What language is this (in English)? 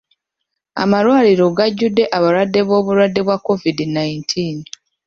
Ganda